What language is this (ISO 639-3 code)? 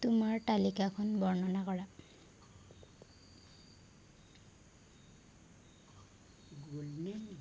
asm